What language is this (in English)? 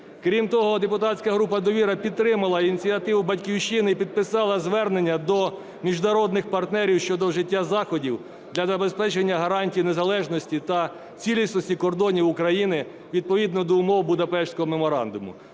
Ukrainian